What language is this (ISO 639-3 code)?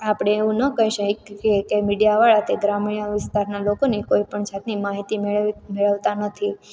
guj